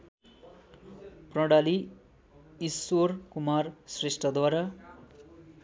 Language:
Nepali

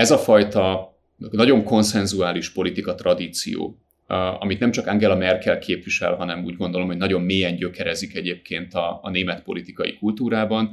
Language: Hungarian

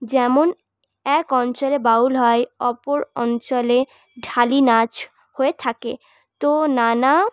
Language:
Bangla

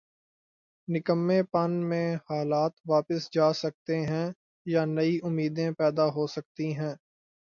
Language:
Urdu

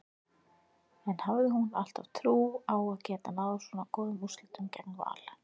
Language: Icelandic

